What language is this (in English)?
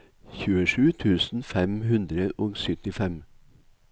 Norwegian